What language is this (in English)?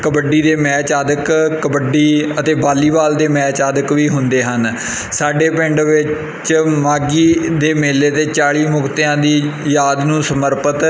Punjabi